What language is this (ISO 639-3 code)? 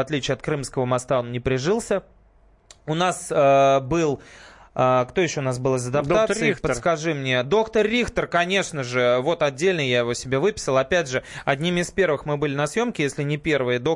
rus